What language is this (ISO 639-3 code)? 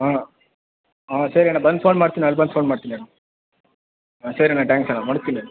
kan